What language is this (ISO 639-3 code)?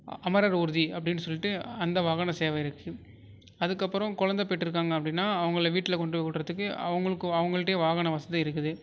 tam